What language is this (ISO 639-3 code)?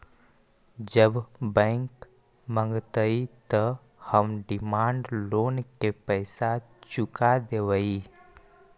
mag